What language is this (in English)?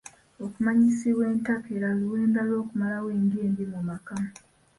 Ganda